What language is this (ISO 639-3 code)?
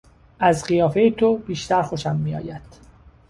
fas